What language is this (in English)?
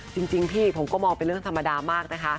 Thai